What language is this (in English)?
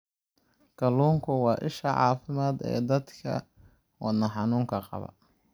Somali